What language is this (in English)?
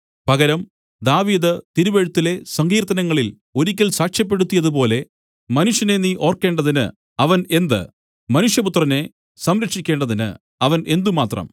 Malayalam